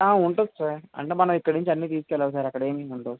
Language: Telugu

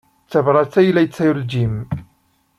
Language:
Kabyle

